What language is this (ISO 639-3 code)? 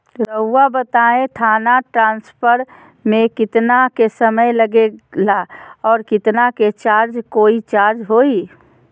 mag